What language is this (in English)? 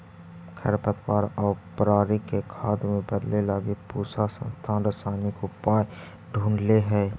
Magahi